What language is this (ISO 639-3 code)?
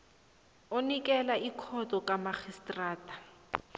nbl